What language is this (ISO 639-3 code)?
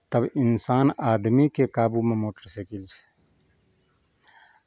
mai